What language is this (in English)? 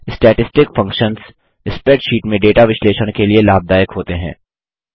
Hindi